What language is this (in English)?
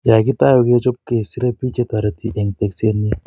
Kalenjin